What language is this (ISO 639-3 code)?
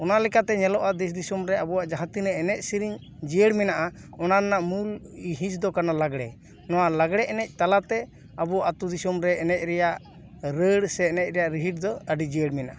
sat